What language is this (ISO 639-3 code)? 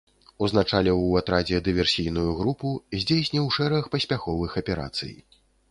bel